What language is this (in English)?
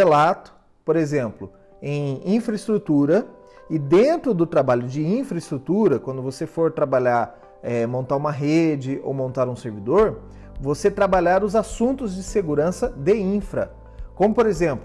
Portuguese